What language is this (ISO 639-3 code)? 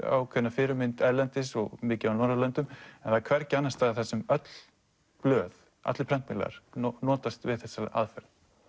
isl